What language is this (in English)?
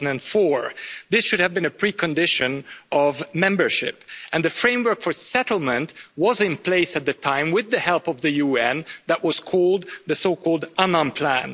English